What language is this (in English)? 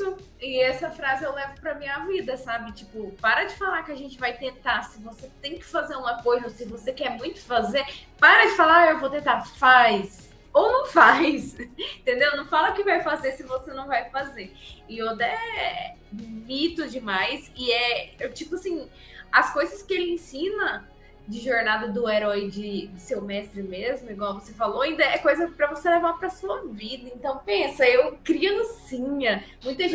Portuguese